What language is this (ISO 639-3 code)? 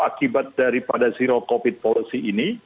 ind